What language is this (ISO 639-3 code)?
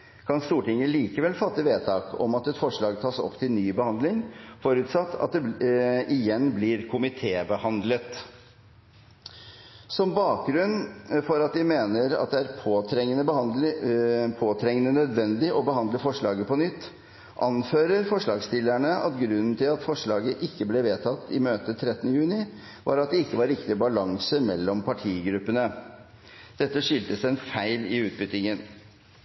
nob